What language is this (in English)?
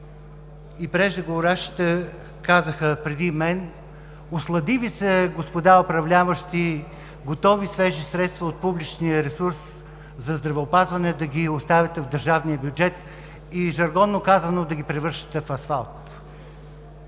Bulgarian